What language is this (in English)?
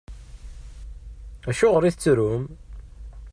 Kabyle